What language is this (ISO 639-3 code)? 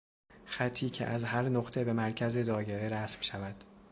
fas